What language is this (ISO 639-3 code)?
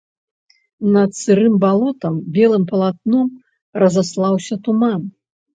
bel